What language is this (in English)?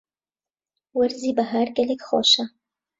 Central Kurdish